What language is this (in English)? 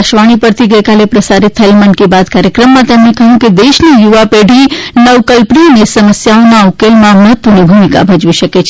Gujarati